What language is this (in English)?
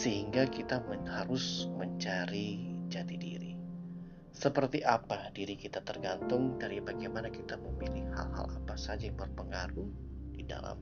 Indonesian